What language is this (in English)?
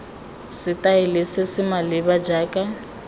Tswana